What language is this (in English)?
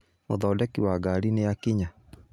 Kikuyu